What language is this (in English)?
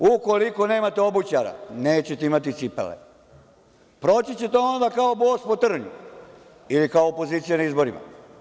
Serbian